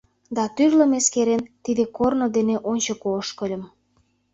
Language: Mari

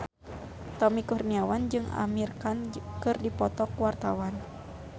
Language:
Sundanese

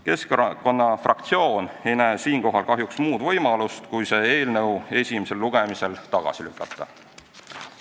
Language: Estonian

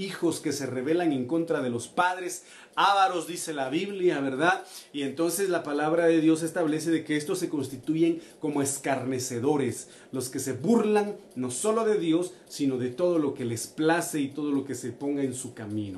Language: Spanish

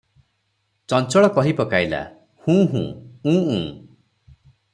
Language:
Odia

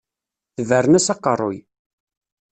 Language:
Kabyle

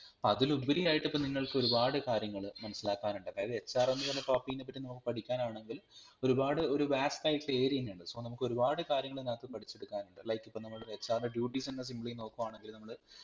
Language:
Malayalam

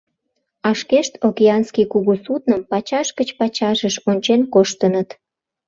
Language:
Mari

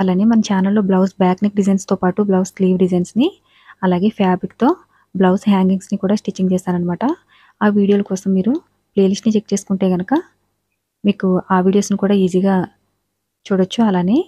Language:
Telugu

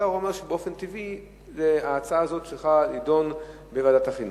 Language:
Hebrew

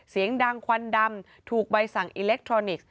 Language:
Thai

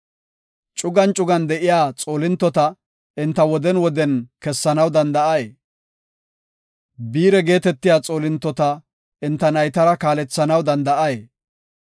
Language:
Gofa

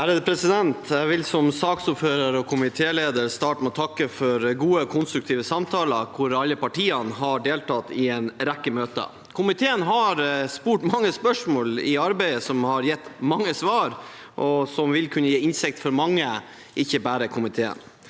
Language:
Norwegian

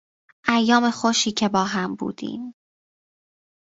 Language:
Persian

